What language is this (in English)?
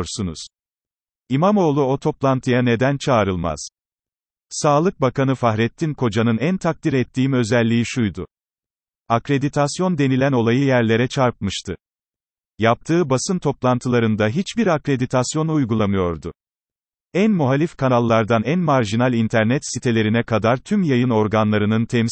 Turkish